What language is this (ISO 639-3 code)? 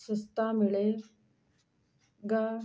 pan